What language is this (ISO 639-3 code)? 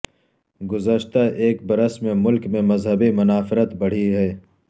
urd